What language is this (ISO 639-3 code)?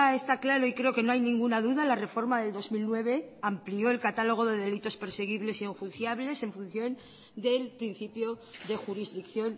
spa